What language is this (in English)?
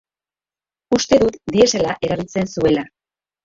Basque